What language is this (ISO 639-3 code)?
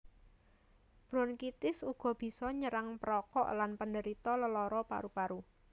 jav